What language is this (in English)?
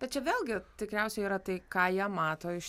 Lithuanian